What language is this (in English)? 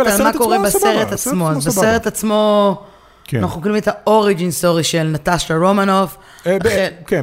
Hebrew